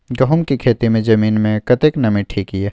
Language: Maithili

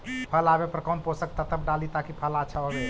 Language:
Magahi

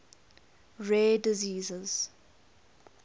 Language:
English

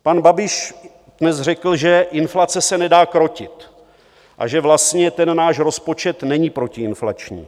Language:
Czech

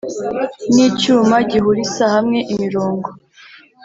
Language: Kinyarwanda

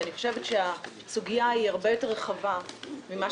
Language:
Hebrew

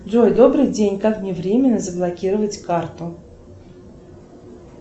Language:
Russian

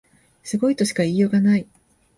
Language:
Japanese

